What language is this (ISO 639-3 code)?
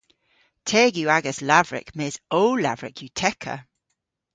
cor